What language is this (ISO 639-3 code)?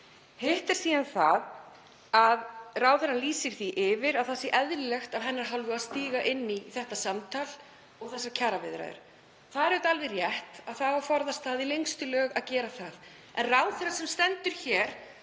isl